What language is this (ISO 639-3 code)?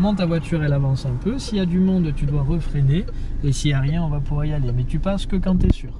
fra